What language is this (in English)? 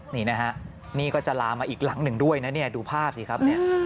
Thai